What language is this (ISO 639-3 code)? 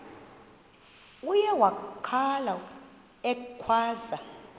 xho